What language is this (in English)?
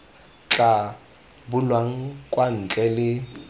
Tswana